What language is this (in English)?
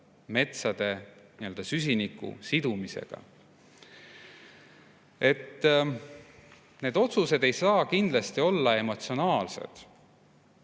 Estonian